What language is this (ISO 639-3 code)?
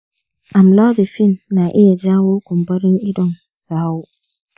hau